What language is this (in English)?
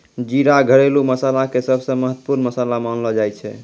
Maithili